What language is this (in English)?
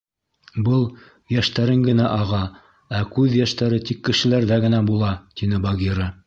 Bashkir